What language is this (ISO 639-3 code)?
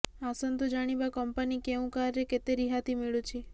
ori